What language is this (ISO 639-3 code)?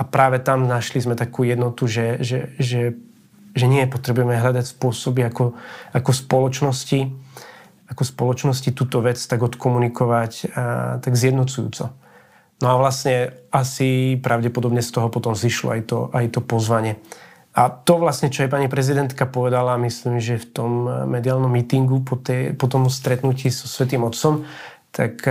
slk